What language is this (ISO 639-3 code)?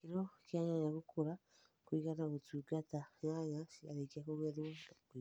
kik